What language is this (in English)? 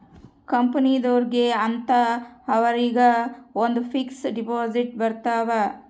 Kannada